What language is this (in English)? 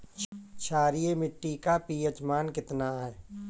Bhojpuri